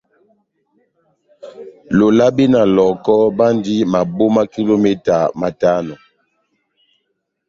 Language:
Batanga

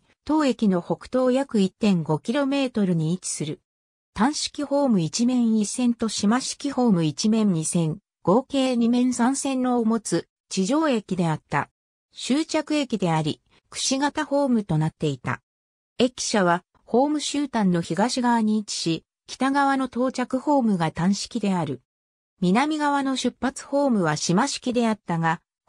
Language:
Japanese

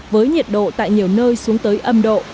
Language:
Vietnamese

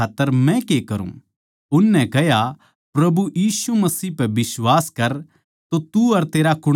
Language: Haryanvi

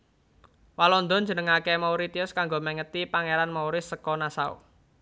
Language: Javanese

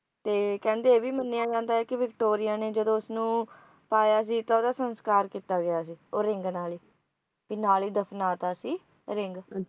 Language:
Punjabi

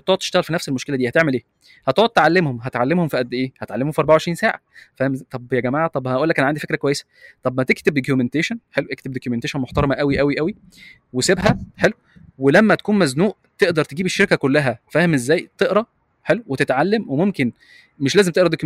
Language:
Arabic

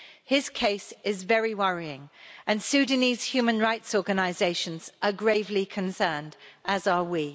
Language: English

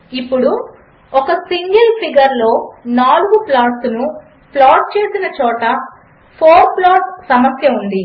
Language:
Telugu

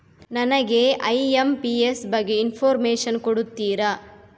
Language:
Kannada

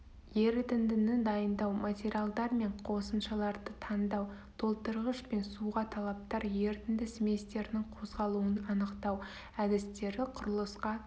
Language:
Kazakh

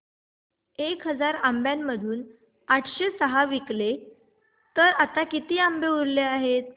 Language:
Marathi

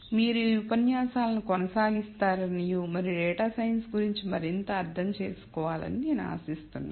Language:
Telugu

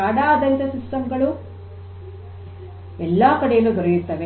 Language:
Kannada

